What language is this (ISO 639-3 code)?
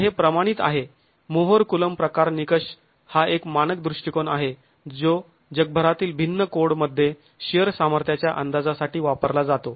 mar